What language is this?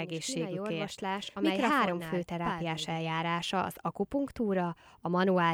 Hungarian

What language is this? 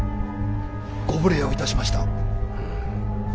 Japanese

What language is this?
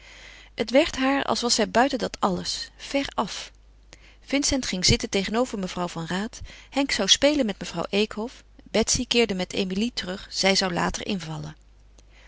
Dutch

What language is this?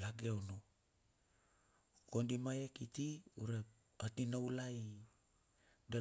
Bilur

